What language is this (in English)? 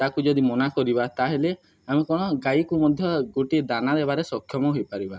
Odia